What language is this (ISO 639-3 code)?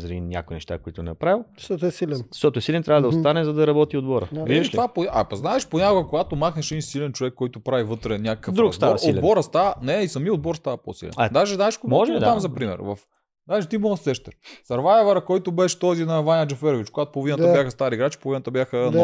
bul